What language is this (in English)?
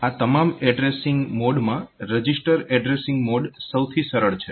Gujarati